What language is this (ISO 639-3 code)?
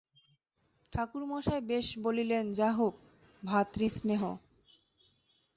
ben